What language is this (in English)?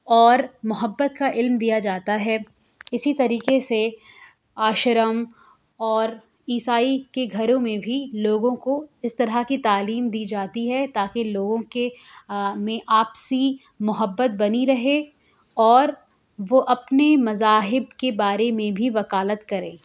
Urdu